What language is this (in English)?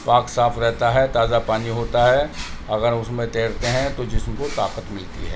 Urdu